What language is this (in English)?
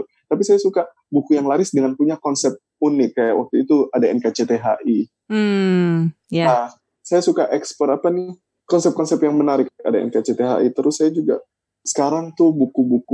Indonesian